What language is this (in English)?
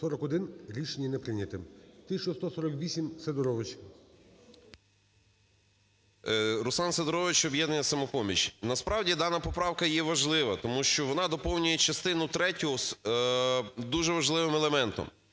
Ukrainian